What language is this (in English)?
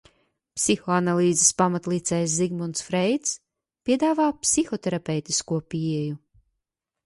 Latvian